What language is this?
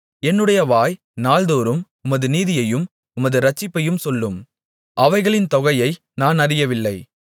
Tamil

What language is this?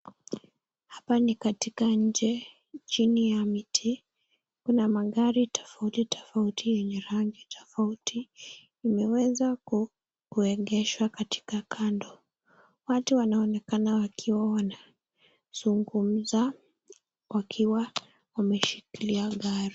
Swahili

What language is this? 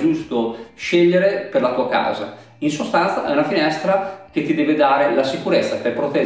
Italian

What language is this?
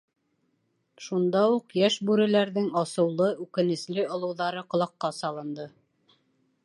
Bashkir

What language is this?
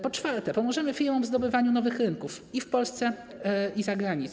Polish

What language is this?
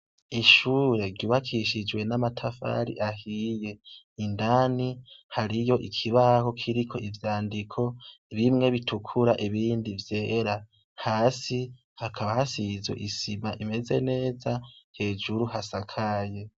Rundi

